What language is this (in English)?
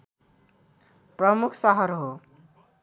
Nepali